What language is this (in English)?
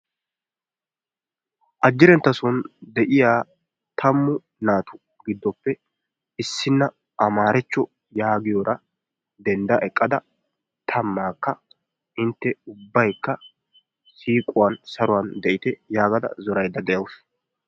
Wolaytta